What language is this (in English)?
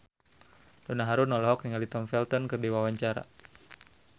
Sundanese